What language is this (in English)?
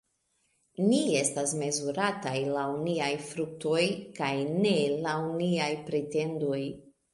Esperanto